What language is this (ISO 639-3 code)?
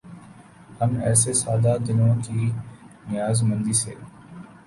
urd